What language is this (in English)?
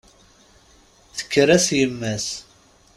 Kabyle